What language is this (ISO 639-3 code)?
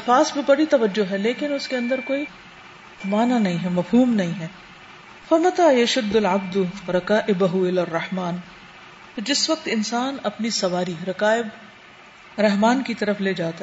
urd